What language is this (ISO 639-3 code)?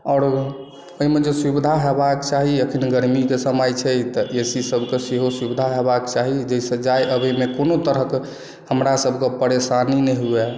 mai